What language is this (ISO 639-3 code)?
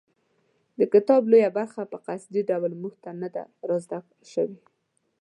pus